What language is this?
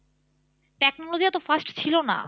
Bangla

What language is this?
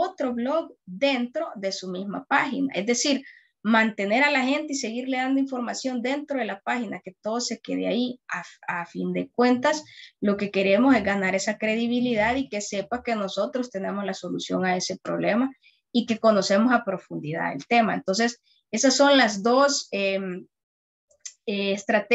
Spanish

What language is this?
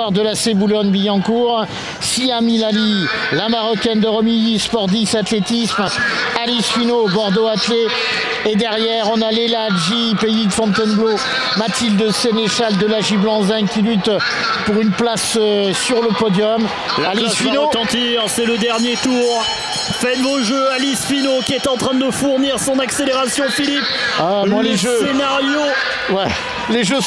French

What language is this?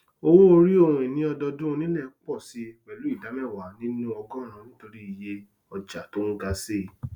Yoruba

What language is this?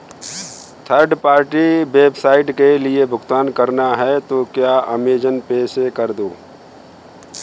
Hindi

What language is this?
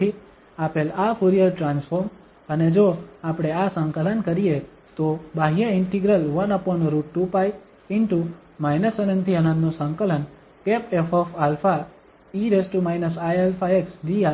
Gujarati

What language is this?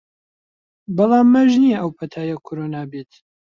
Central Kurdish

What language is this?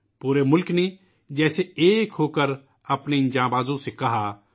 Urdu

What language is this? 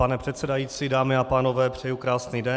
Czech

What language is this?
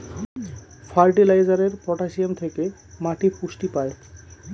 Bangla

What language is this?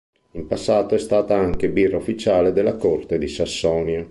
Italian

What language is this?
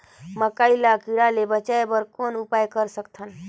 Chhattisgarhi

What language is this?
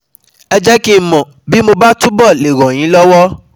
Yoruba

